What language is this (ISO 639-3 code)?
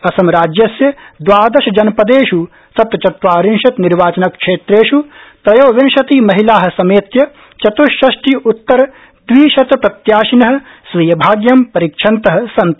san